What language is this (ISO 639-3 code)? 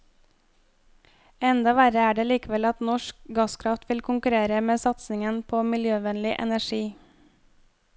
nor